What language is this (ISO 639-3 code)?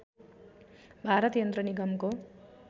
nep